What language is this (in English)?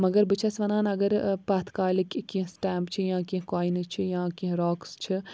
Kashmiri